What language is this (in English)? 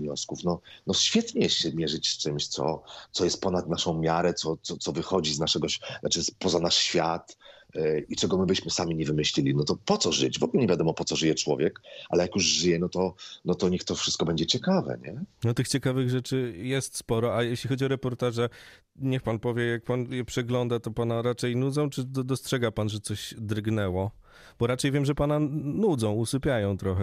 Polish